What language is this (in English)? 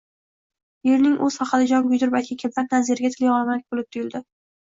Uzbek